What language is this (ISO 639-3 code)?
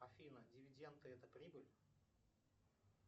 rus